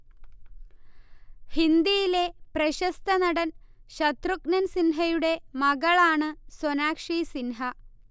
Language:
Malayalam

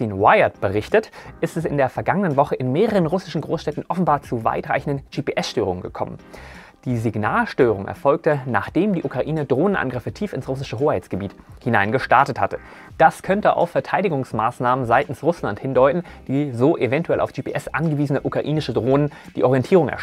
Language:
German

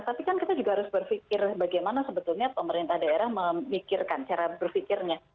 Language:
Indonesian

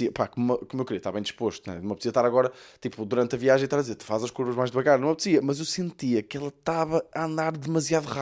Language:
Portuguese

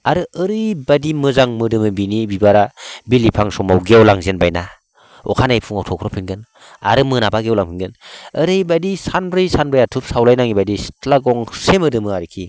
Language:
Bodo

